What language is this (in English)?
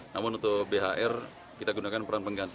Indonesian